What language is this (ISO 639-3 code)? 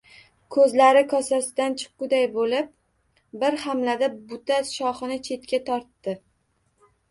uzb